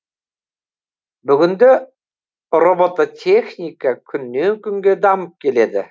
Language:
Kazakh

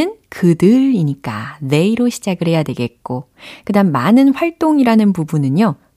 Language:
Korean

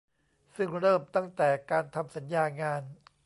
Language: Thai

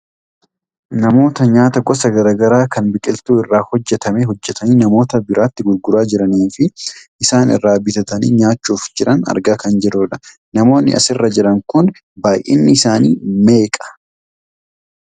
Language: Oromo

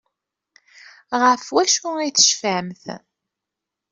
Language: Kabyle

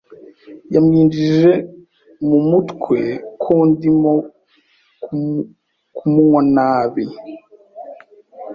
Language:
Kinyarwanda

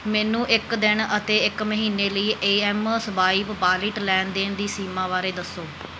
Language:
Punjabi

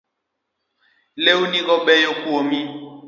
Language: Luo (Kenya and Tanzania)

